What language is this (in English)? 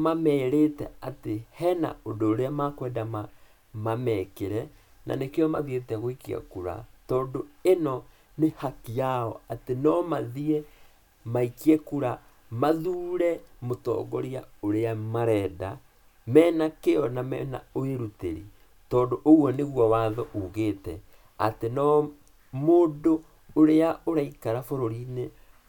Kikuyu